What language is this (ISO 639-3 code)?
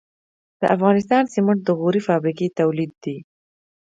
pus